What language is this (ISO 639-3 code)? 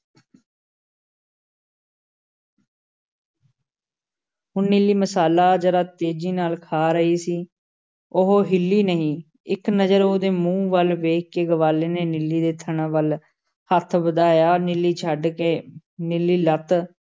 pan